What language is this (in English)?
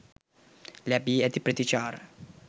Sinhala